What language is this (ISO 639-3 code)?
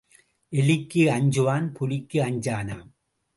tam